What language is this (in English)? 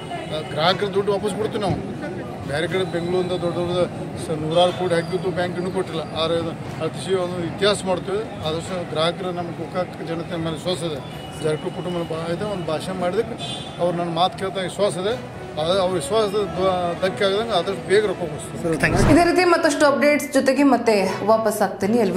Kannada